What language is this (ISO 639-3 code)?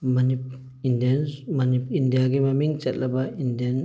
mni